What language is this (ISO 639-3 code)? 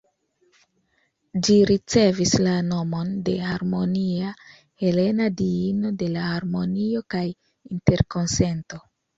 epo